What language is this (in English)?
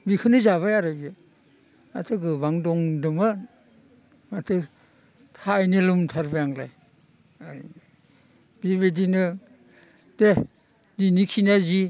Bodo